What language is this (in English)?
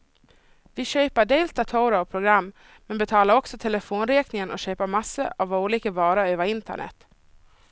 Swedish